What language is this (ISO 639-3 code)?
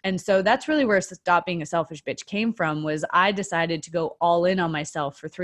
eng